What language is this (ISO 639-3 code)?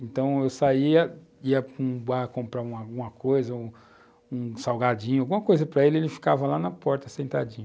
por